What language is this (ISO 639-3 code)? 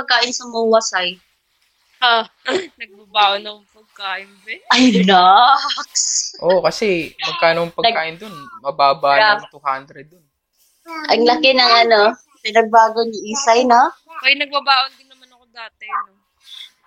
fil